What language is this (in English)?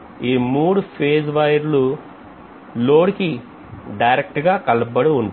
Telugu